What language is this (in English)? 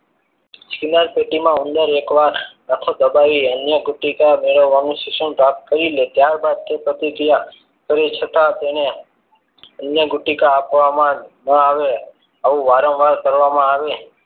Gujarati